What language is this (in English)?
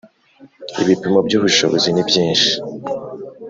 Kinyarwanda